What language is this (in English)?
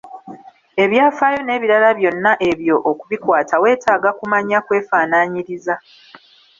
Ganda